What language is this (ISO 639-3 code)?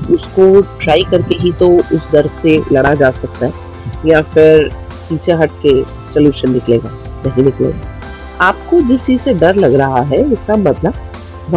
hin